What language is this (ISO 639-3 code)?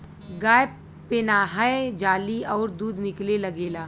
bho